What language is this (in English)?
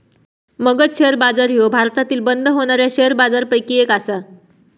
Marathi